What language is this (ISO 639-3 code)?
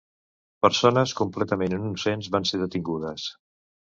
cat